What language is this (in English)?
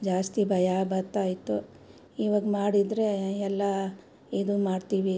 Kannada